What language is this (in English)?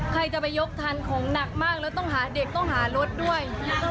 Thai